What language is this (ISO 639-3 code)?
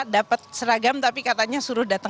ind